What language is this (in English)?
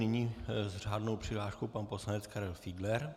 Czech